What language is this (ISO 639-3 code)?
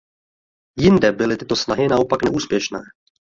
ces